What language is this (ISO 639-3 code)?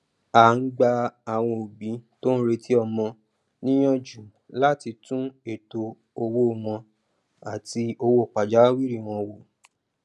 yor